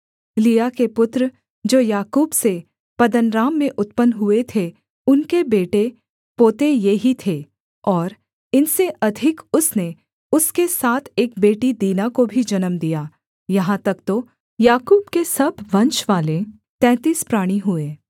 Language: Hindi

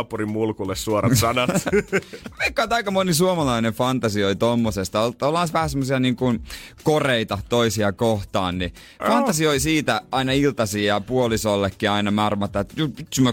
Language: Finnish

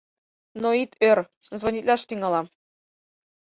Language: Mari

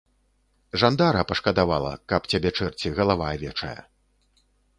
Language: Belarusian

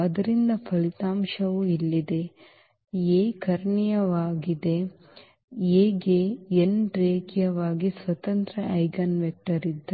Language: Kannada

